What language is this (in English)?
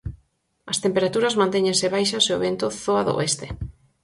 Galician